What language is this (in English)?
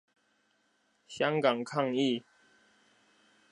Chinese